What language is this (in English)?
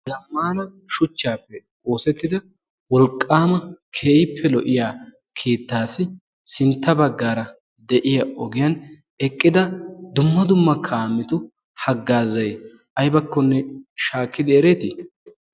Wolaytta